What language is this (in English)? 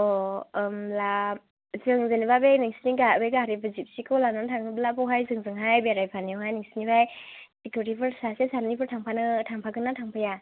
Bodo